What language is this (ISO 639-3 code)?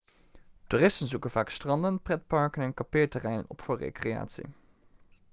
nld